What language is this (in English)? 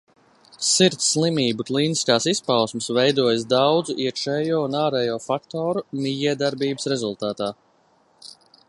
Latvian